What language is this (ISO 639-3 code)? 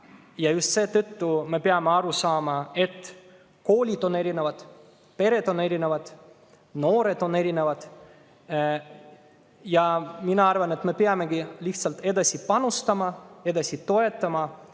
est